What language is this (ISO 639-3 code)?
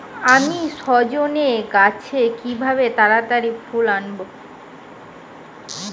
ben